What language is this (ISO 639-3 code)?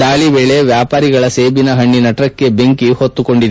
kan